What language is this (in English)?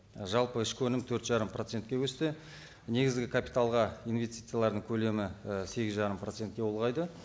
Kazakh